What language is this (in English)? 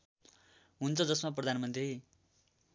Nepali